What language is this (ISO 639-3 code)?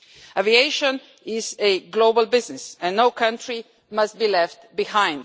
eng